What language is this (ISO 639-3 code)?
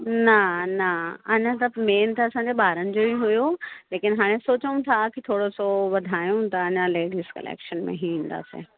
snd